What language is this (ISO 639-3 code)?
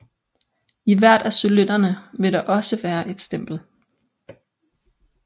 dan